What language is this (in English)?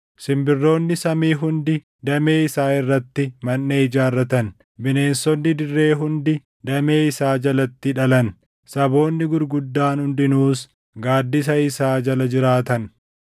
Oromo